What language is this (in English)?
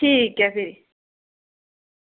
Dogri